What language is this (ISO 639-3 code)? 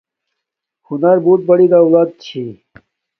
dmk